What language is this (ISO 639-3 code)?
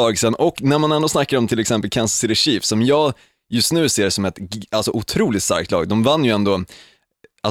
swe